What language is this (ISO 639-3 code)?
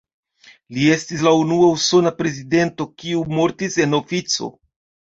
epo